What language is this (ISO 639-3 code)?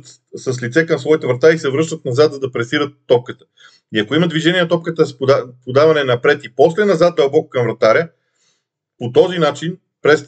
bul